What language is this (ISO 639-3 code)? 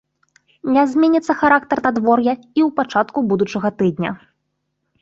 bel